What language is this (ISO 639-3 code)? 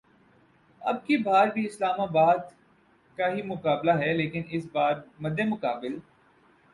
urd